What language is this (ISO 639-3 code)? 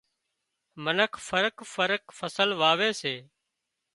kxp